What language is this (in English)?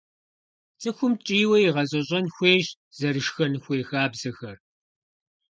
Kabardian